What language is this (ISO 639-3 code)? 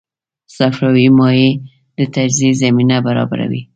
pus